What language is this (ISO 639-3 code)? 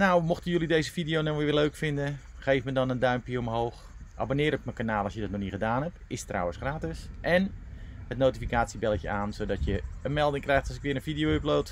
nld